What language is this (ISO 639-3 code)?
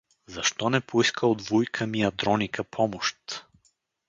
bul